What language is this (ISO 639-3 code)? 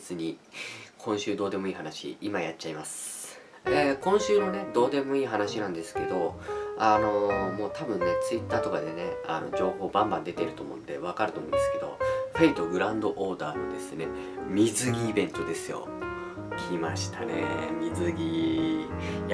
jpn